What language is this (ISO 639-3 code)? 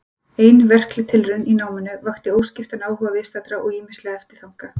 isl